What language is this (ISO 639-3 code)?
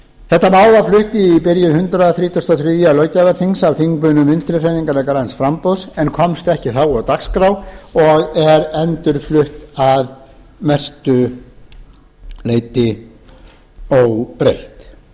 isl